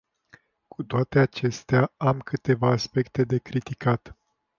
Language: Romanian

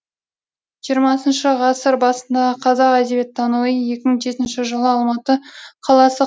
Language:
Kazakh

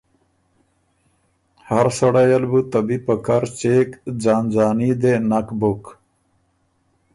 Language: Ormuri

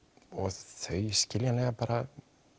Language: Icelandic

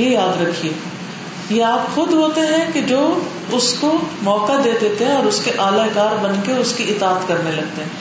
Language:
Urdu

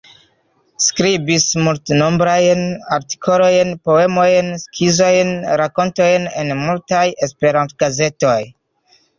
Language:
Esperanto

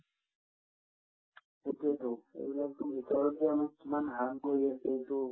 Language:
Assamese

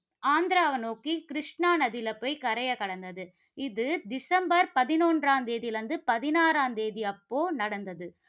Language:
Tamil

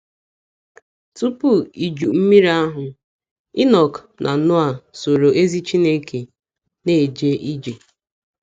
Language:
Igbo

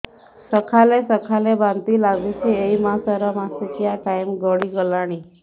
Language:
Odia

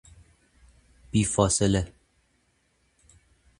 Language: Persian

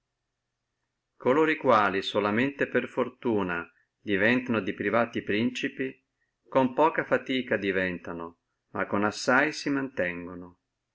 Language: Italian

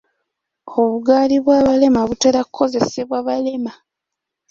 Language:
Ganda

